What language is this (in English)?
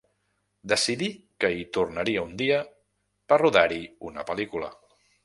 Catalan